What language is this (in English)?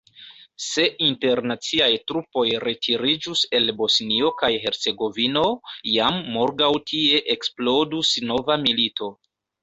Esperanto